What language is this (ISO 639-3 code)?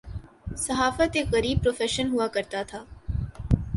urd